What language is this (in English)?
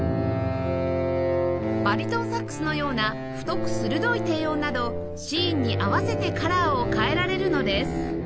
Japanese